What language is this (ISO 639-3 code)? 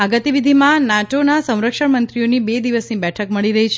guj